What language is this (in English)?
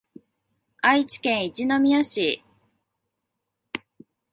Japanese